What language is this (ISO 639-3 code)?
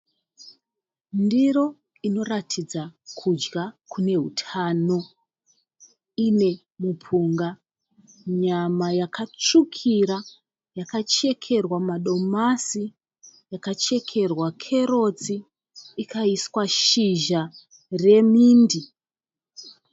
sna